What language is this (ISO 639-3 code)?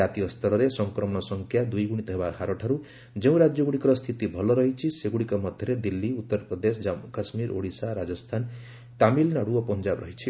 ori